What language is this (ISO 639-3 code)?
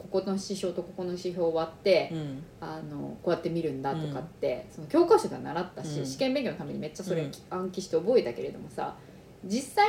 jpn